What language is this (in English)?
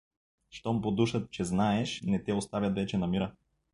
Bulgarian